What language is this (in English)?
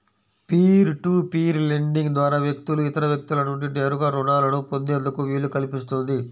Telugu